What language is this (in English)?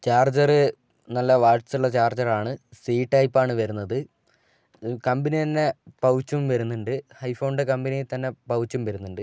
Malayalam